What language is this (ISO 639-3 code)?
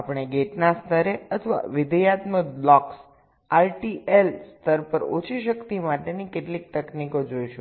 guj